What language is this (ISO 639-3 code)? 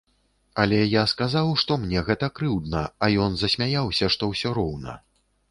bel